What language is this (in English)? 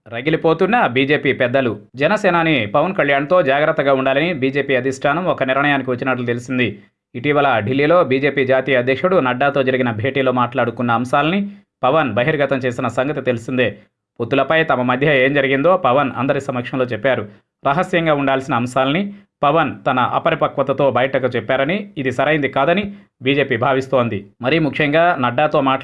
English